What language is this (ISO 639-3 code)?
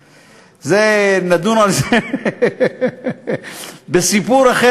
heb